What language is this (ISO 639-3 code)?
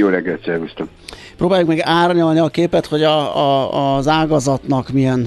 hun